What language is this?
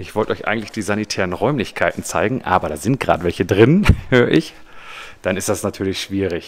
German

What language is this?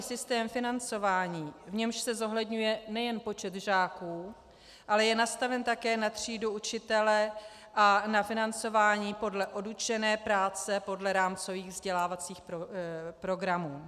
Czech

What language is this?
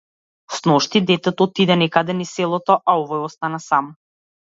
Macedonian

